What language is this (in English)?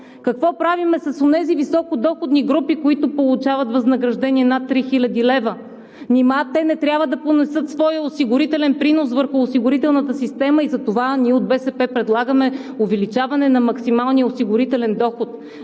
Bulgarian